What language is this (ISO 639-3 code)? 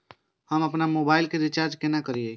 mai